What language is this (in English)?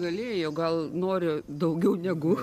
Lithuanian